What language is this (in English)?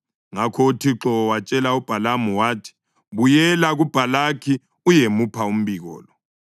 North Ndebele